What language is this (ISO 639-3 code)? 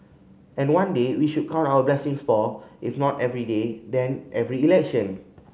eng